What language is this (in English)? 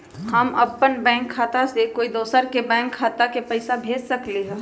Magahi